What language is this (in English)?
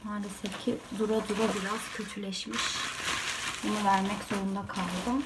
Turkish